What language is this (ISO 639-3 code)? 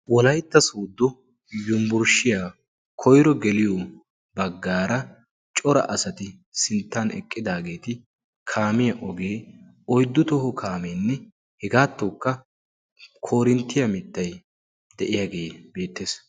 wal